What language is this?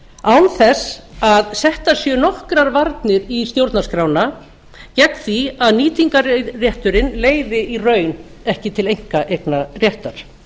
Icelandic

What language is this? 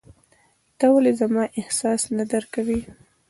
Pashto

